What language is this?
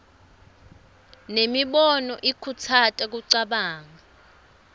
Swati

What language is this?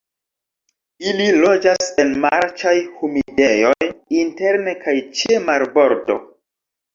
Esperanto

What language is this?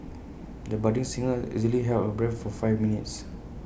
English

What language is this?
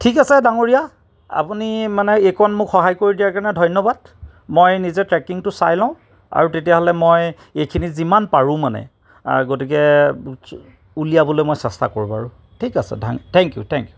Assamese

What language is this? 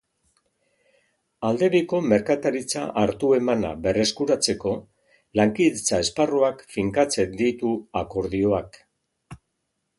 Basque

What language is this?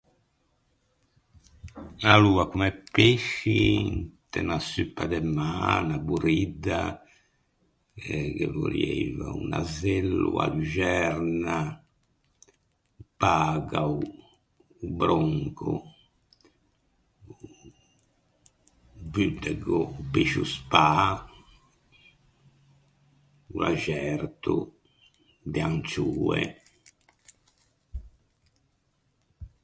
Ligurian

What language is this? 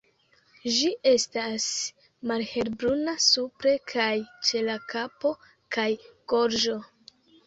Esperanto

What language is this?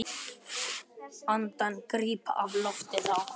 Icelandic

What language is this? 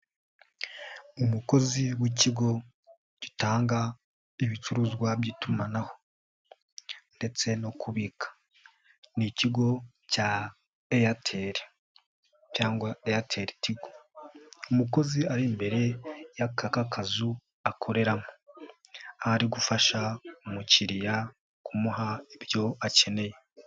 Kinyarwanda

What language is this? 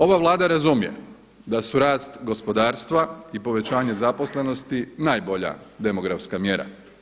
Croatian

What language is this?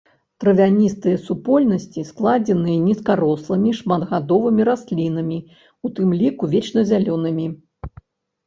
Belarusian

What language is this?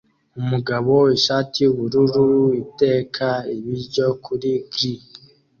Kinyarwanda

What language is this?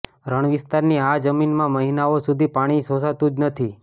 Gujarati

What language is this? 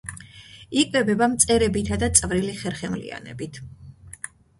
Georgian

